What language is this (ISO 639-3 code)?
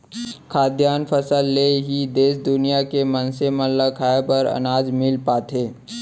hne